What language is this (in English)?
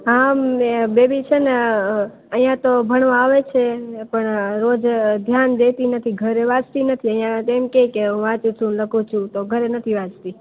Gujarati